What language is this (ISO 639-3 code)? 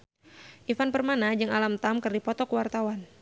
sun